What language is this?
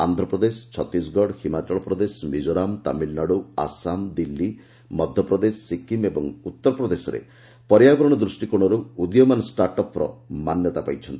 Odia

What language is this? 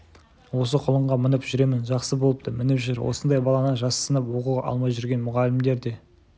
Kazakh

